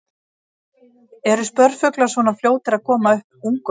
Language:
Icelandic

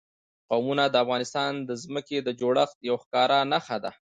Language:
Pashto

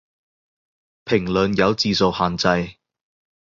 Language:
Cantonese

